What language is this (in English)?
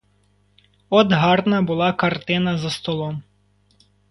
Ukrainian